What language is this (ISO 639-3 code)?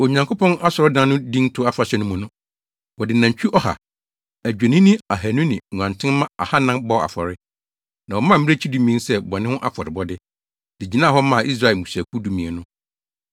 aka